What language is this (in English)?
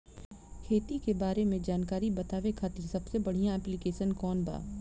Bhojpuri